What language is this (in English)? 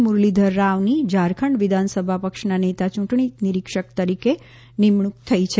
Gujarati